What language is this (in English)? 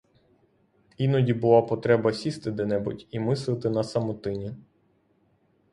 Ukrainian